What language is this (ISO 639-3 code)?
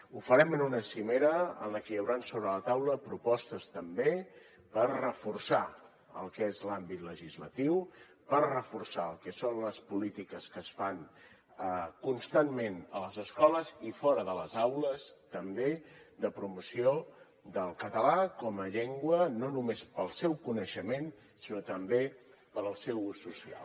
cat